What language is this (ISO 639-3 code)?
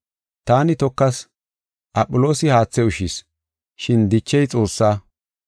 gof